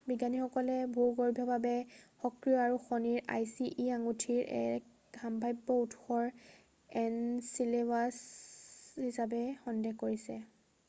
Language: Assamese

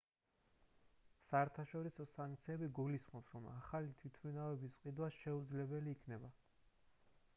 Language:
Georgian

